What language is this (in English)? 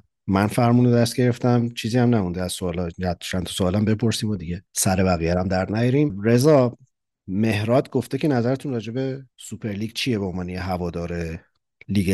Persian